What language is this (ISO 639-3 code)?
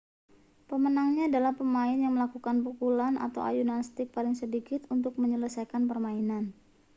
ind